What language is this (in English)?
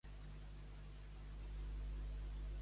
Catalan